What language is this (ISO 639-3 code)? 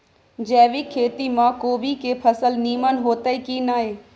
mai